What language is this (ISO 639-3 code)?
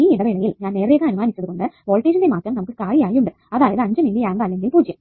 mal